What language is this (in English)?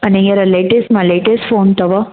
Sindhi